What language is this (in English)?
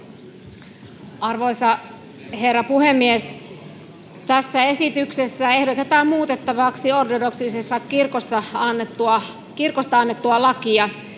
Finnish